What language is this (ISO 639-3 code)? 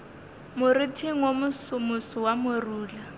nso